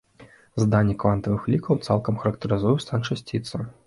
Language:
Belarusian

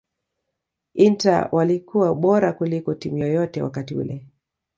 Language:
Swahili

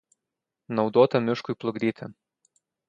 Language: Lithuanian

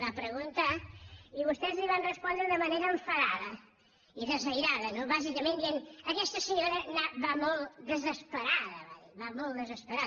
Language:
Catalan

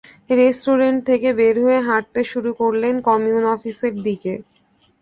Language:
Bangla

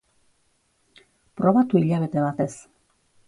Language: Basque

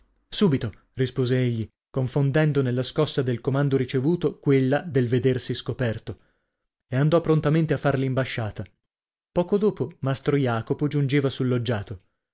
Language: Italian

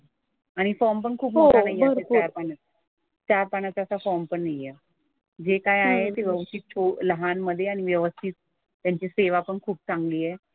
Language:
Marathi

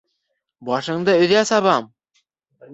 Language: Bashkir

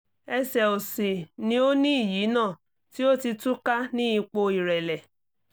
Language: Yoruba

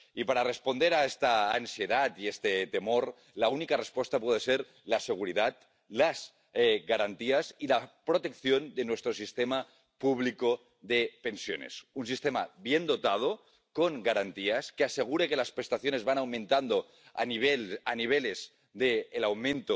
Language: Spanish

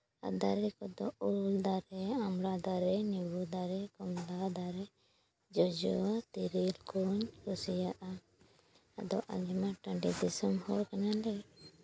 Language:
Santali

